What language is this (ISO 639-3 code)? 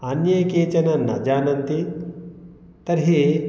san